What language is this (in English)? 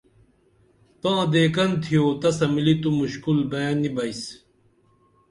Dameli